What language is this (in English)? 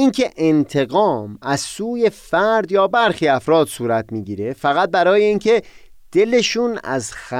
Persian